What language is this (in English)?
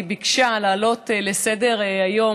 Hebrew